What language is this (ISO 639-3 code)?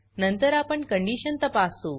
mar